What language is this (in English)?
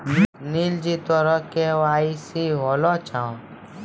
Maithili